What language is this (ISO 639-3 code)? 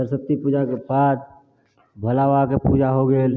mai